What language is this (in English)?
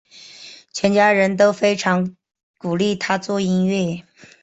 Chinese